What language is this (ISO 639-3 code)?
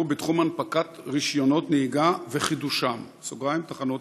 heb